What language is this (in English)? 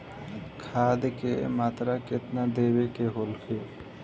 Bhojpuri